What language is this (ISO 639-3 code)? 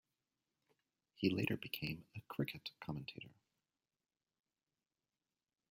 eng